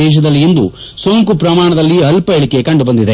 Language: Kannada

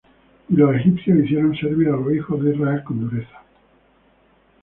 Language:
Spanish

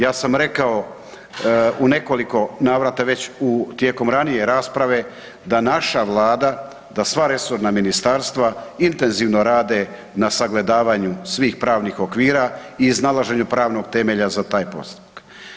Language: Croatian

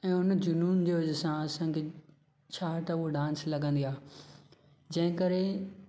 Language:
Sindhi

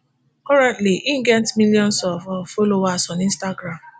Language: Nigerian Pidgin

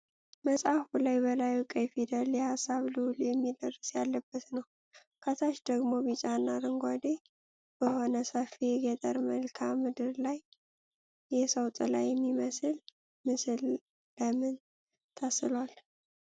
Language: Amharic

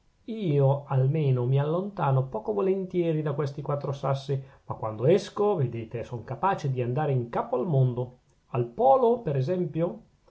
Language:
Italian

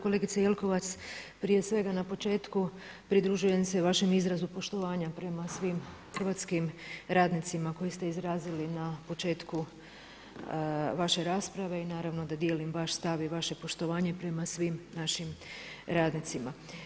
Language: Croatian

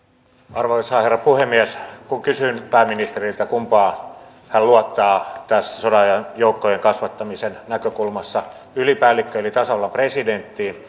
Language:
Finnish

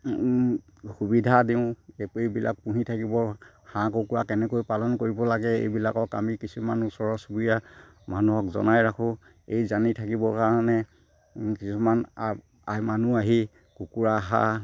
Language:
Assamese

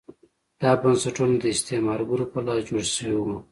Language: Pashto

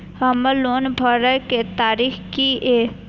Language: Maithili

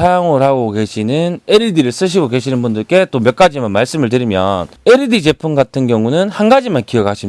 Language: Korean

